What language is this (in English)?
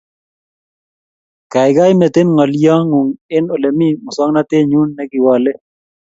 Kalenjin